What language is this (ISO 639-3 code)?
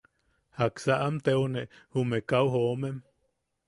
yaq